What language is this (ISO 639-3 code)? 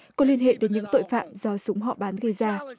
vie